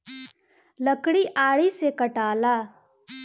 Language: Bhojpuri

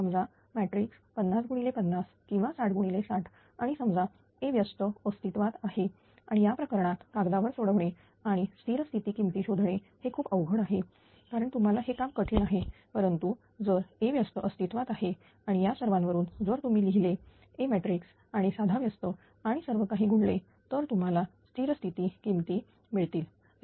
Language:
Marathi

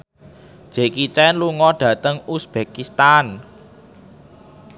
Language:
Javanese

